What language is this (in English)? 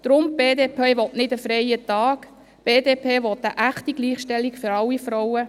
Swiss German